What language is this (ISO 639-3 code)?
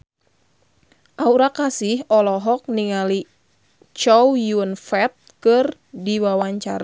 sun